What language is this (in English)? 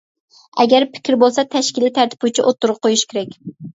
Uyghur